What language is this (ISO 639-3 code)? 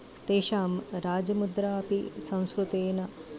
san